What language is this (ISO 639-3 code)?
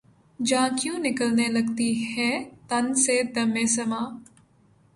urd